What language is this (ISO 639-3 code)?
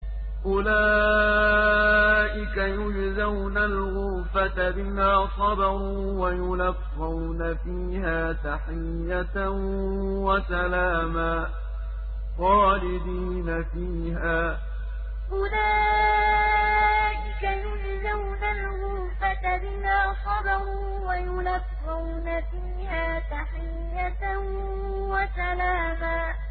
ara